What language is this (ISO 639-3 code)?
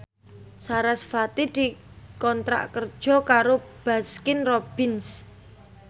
jav